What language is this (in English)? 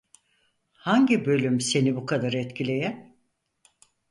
Turkish